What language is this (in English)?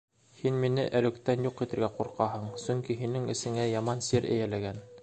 Bashkir